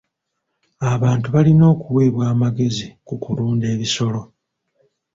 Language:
Ganda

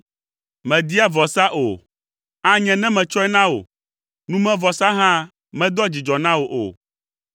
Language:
Ewe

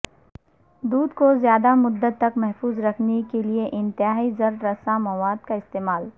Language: Urdu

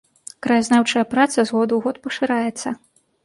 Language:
Belarusian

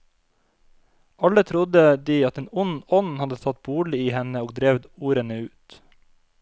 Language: Norwegian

